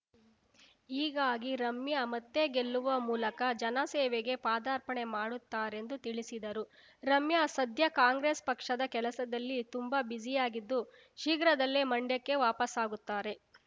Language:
Kannada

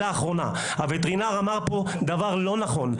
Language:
Hebrew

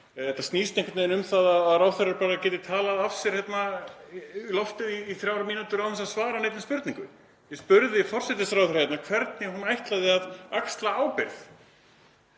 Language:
Icelandic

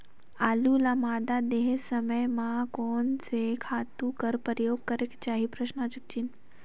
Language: Chhattisgarhi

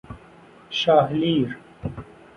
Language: Persian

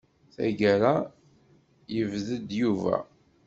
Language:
Kabyle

